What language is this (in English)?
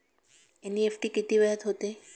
Marathi